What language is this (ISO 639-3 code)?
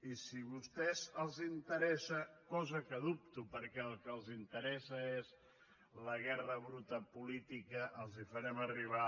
cat